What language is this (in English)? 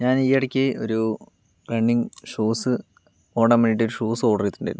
Malayalam